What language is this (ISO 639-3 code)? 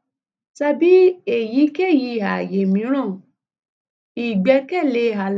yor